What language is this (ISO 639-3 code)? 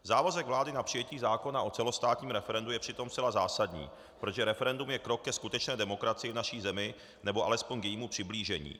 ces